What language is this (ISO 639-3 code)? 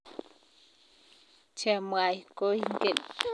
kln